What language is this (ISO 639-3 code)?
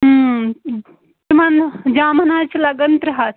kas